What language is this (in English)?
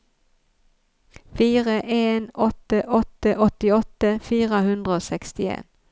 Norwegian